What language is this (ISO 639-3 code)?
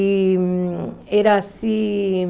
por